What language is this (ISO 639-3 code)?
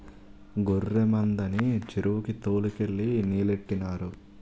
tel